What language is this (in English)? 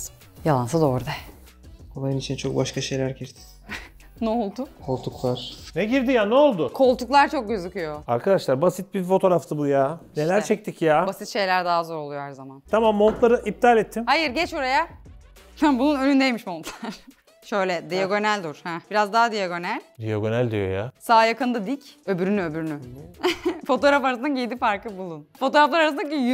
Turkish